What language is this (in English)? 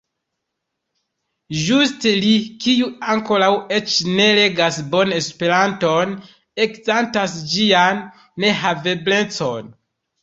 Esperanto